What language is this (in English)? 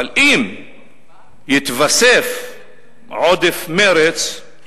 Hebrew